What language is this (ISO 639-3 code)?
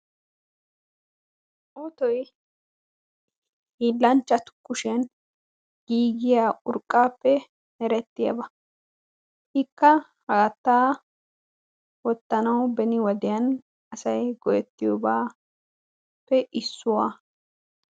wal